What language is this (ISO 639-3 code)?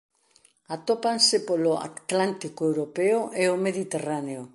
glg